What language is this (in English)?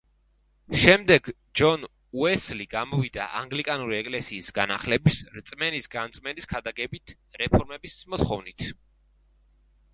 Georgian